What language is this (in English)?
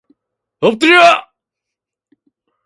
Korean